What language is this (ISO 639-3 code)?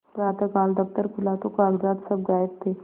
hin